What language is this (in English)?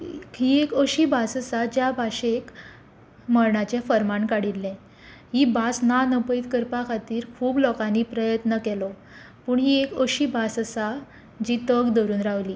Konkani